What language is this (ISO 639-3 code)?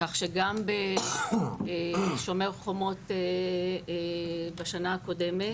heb